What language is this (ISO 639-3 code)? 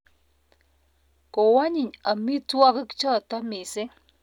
kln